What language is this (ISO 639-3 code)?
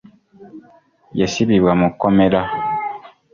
lug